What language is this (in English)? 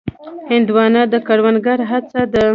Pashto